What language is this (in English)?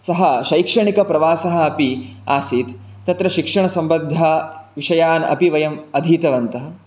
Sanskrit